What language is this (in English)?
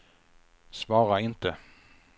Swedish